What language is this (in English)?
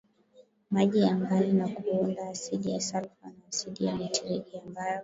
Swahili